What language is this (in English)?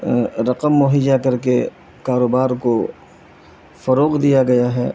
Urdu